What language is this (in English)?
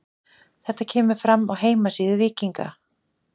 Icelandic